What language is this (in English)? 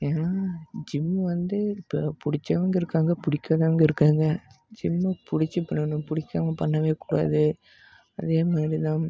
Tamil